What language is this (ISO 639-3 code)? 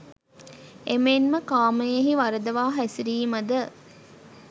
sin